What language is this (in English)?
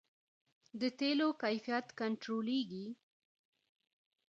Pashto